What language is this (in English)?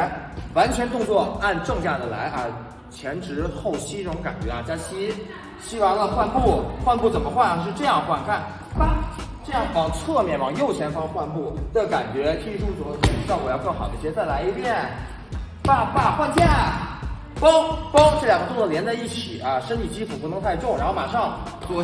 Chinese